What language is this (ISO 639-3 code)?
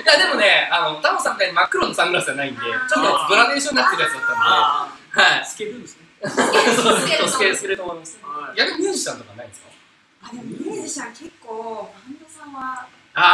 jpn